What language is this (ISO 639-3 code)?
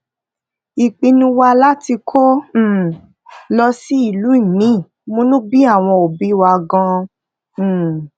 yor